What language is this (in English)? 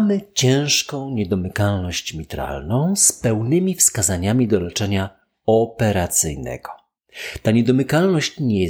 Polish